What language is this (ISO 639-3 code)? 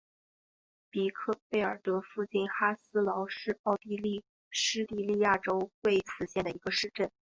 zho